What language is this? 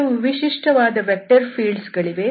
Kannada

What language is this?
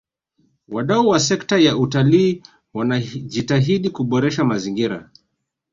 Swahili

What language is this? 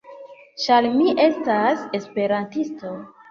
Esperanto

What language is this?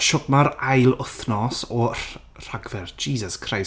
Welsh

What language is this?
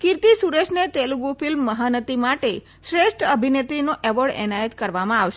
Gujarati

